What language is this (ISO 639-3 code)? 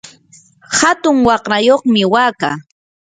qur